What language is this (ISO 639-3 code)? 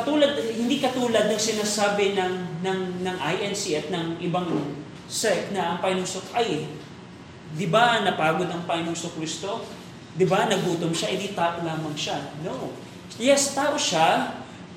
fil